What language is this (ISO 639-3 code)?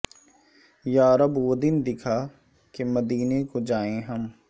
urd